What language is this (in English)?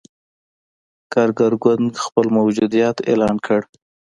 Pashto